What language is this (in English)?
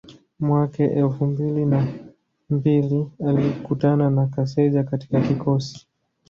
Swahili